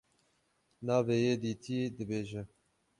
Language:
Kurdish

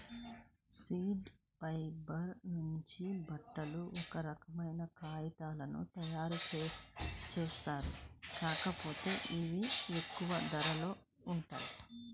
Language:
Telugu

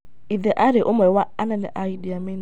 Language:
Kikuyu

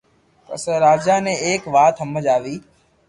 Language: Loarki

